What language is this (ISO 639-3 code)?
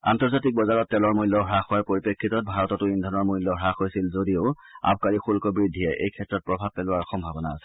asm